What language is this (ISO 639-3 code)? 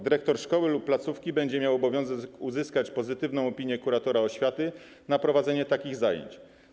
pol